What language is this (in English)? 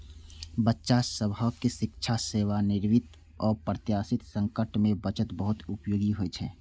Maithili